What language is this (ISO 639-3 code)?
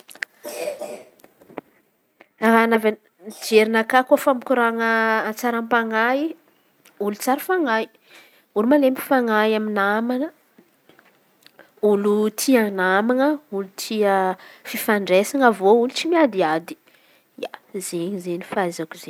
xmv